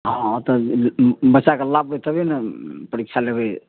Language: Maithili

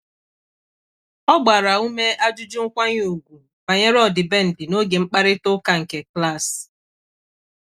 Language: Igbo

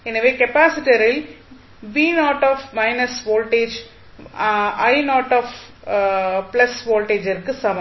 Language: Tamil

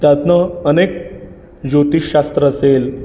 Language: Marathi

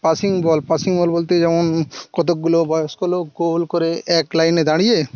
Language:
Bangla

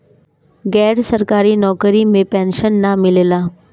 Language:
Bhojpuri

